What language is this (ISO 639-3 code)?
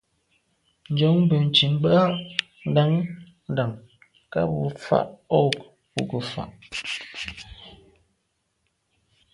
byv